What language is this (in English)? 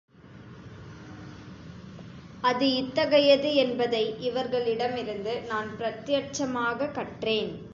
Tamil